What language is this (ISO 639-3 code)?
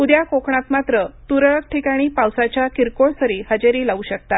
mar